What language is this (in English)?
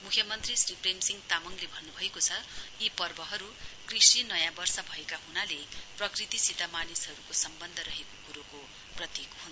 Nepali